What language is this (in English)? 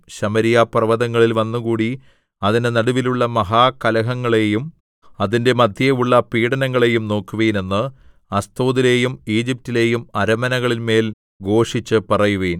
Malayalam